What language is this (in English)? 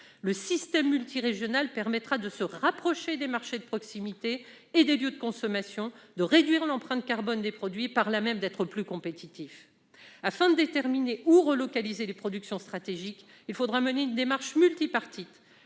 French